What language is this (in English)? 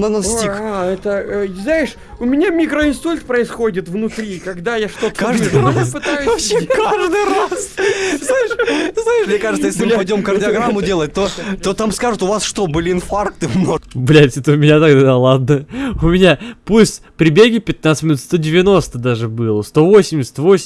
Russian